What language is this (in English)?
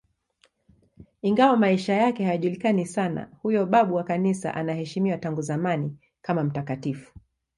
Swahili